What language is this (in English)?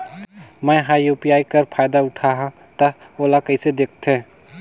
Chhattisgarhi